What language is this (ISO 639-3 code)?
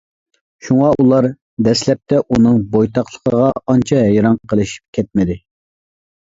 uig